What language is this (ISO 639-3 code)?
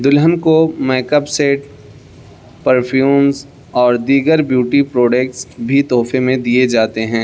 urd